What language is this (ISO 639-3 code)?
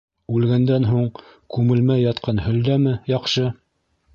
bak